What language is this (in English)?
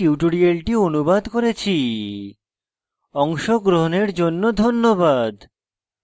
Bangla